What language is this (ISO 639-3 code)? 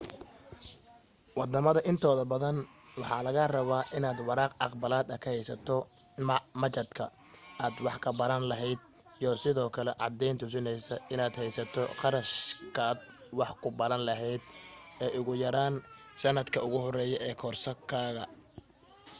som